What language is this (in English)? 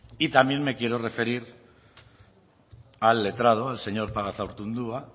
Spanish